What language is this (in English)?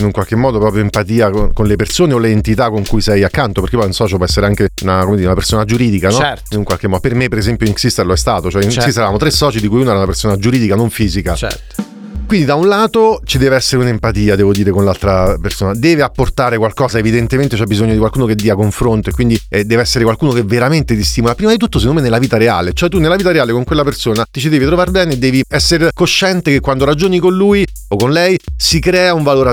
Italian